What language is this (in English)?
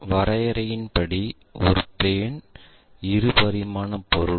Tamil